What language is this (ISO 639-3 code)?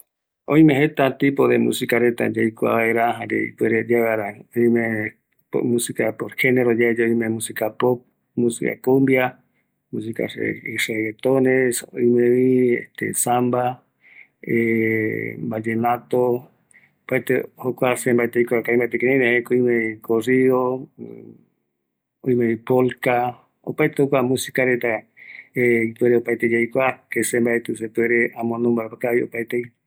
gui